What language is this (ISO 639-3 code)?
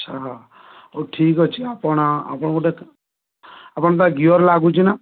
ori